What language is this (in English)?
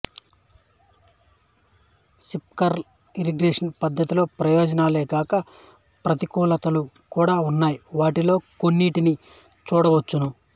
Telugu